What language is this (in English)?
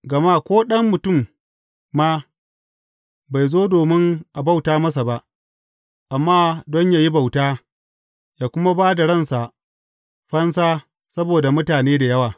Hausa